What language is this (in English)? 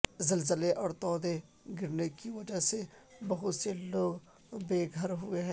Urdu